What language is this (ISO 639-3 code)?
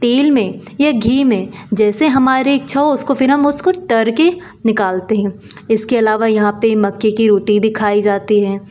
hin